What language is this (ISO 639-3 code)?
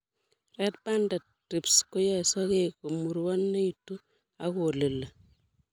kln